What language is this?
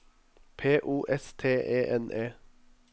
Norwegian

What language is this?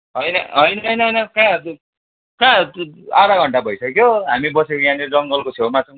Nepali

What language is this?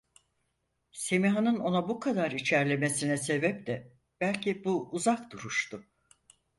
Turkish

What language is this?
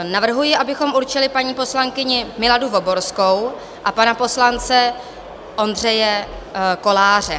Czech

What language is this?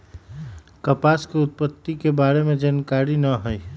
Magahi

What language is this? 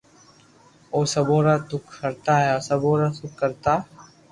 Loarki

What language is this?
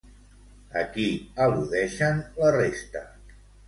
Catalan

